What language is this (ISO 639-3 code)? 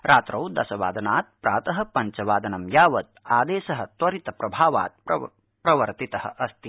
san